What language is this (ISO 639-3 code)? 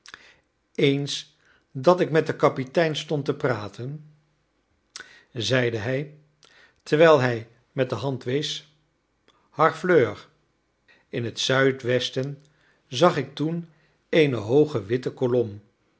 nld